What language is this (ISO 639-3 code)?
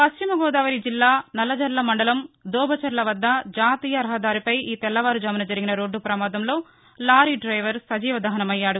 tel